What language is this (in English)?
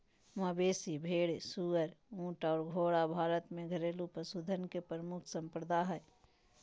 Magahi